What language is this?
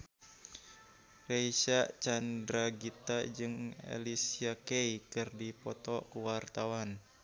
Sundanese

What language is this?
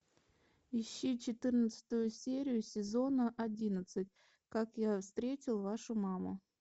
Russian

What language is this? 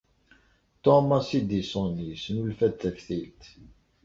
Kabyle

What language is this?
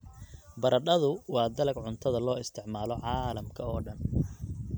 Somali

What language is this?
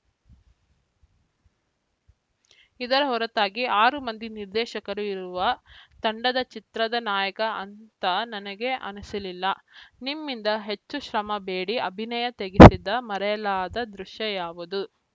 Kannada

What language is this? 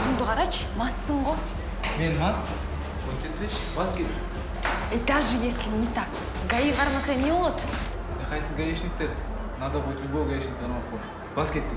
Russian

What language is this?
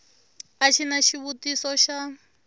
Tsonga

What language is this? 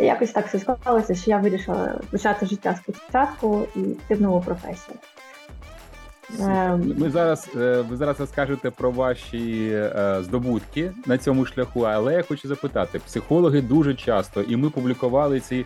Ukrainian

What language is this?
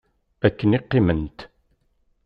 Kabyle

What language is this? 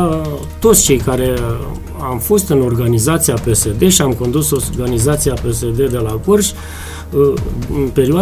Romanian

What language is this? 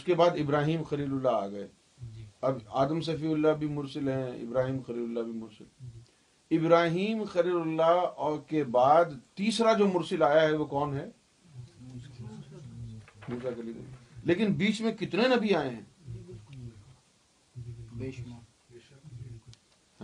Urdu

